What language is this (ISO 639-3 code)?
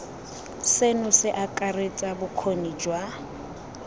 tsn